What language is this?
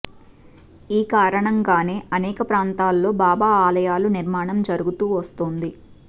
Telugu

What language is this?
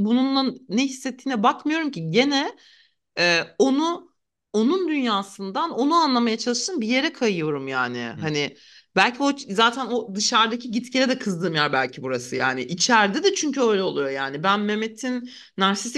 Turkish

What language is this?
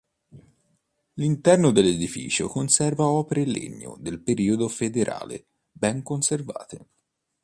Italian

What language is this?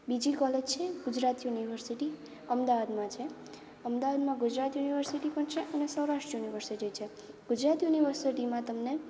Gujarati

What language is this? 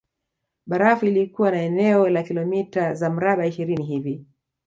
Swahili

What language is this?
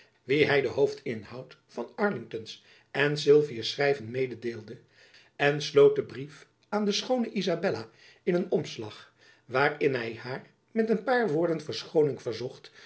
Dutch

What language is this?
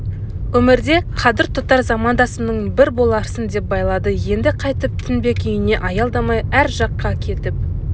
Kazakh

